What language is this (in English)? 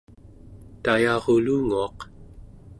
Central Yupik